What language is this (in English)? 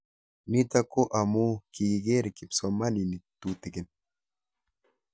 Kalenjin